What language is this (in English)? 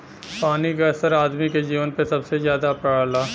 Bhojpuri